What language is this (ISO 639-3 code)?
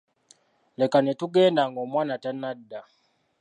lug